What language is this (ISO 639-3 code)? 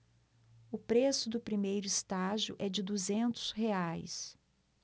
por